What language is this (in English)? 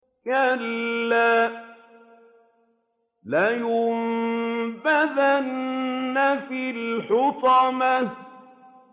Arabic